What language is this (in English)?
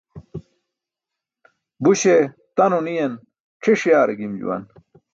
Burushaski